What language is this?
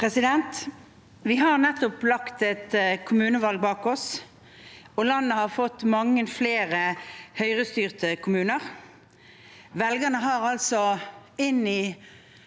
Norwegian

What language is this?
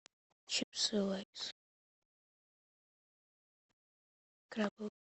Russian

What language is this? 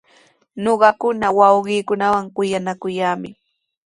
Sihuas Ancash Quechua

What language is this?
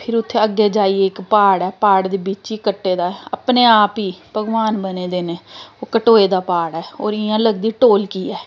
Dogri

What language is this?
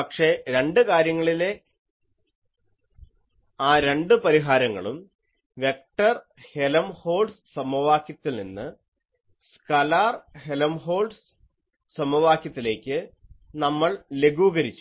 Malayalam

